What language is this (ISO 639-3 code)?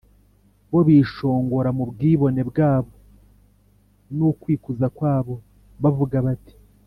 kin